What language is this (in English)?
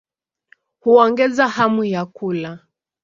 Swahili